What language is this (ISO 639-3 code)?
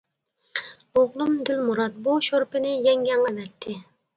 uig